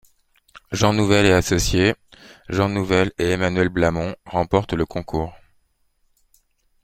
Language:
French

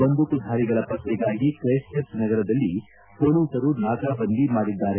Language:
Kannada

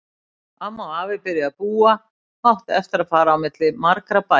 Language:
Icelandic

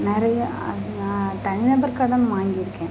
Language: Tamil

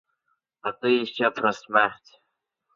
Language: Ukrainian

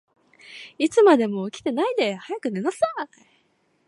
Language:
Japanese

